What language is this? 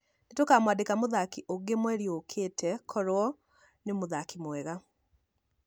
Kikuyu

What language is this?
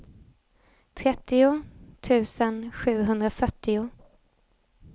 Swedish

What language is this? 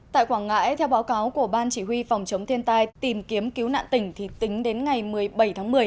Vietnamese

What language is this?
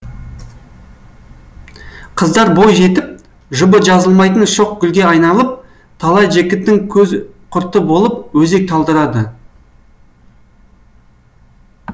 Kazakh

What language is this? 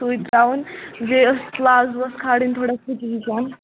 Kashmiri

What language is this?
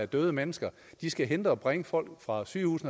Danish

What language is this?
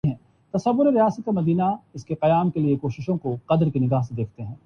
Urdu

